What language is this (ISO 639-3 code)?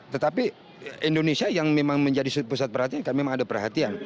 ind